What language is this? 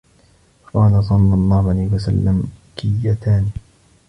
Arabic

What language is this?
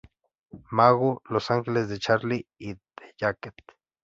Spanish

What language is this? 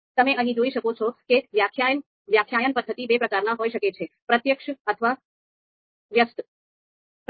Gujarati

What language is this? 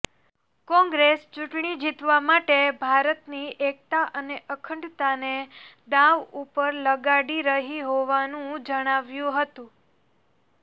Gujarati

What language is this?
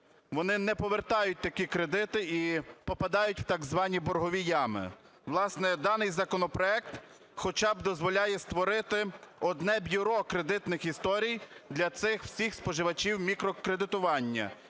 Ukrainian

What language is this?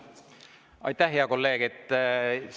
Estonian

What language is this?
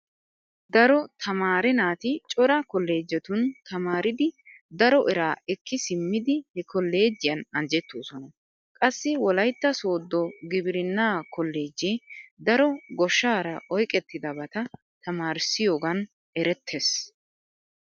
Wolaytta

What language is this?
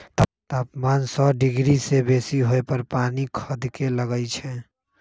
Magahi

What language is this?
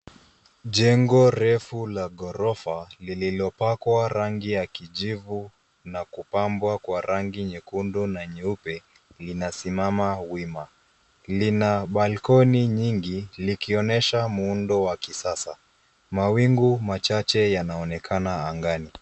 Swahili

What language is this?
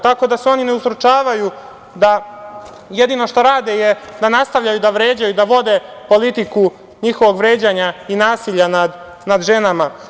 Serbian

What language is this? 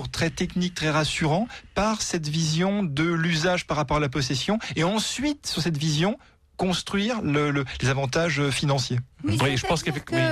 French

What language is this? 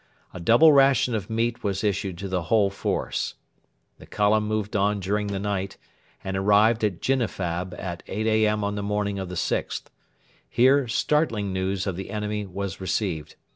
English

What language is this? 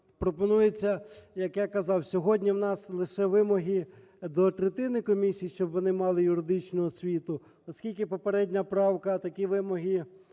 Ukrainian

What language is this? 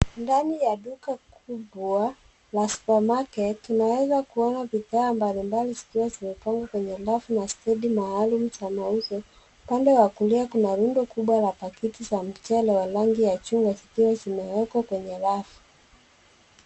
Swahili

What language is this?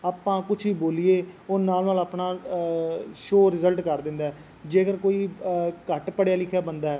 Punjabi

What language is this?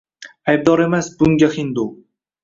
Uzbek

